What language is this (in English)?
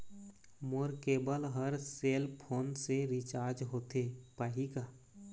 Chhattisgarhi